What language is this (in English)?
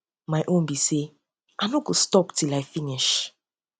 Nigerian Pidgin